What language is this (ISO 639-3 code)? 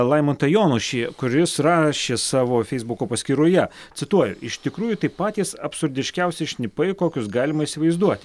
lit